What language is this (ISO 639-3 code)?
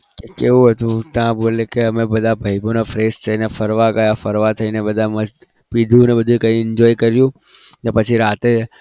guj